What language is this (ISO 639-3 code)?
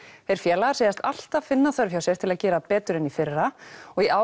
isl